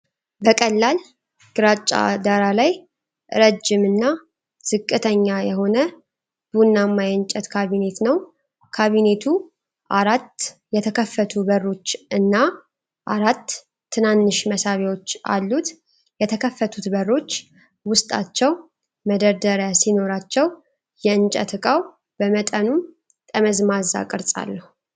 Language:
Amharic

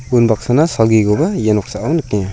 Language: Garo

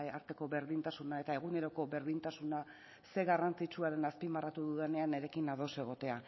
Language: Basque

